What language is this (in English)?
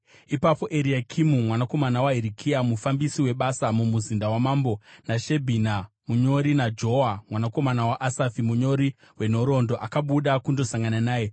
Shona